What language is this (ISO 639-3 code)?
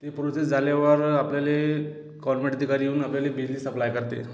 mar